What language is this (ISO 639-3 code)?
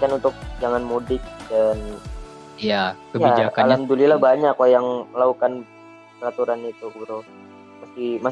ind